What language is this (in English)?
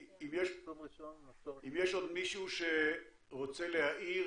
Hebrew